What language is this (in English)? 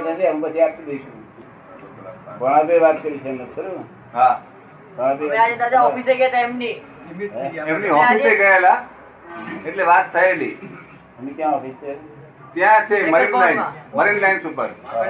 Gujarati